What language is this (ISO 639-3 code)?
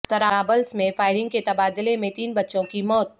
urd